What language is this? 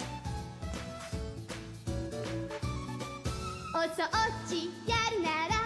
Japanese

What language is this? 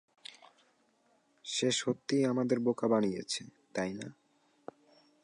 Bangla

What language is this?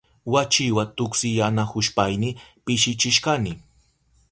Southern Pastaza Quechua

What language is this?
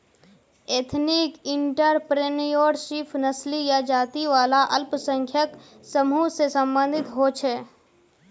Magahi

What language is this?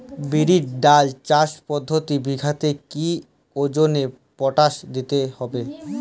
Bangla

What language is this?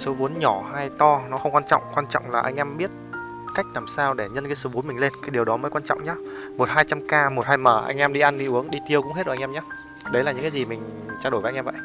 Vietnamese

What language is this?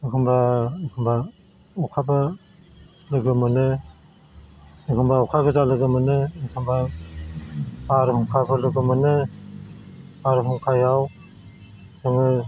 Bodo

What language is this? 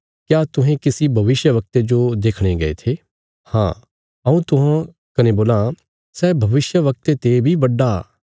Bilaspuri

